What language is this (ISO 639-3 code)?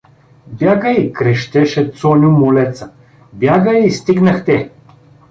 bul